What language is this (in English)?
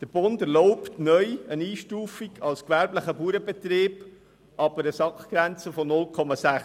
Swiss German